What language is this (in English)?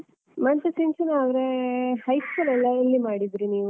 Kannada